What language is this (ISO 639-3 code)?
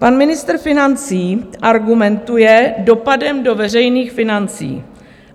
ces